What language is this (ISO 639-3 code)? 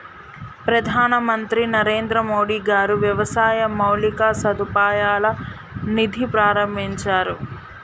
tel